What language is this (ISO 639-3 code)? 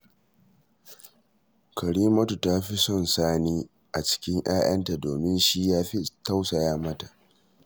hau